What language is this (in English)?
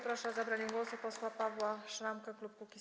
Polish